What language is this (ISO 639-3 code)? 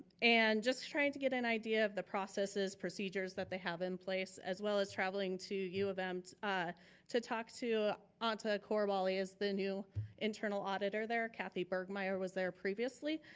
eng